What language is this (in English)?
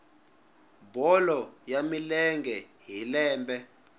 Tsonga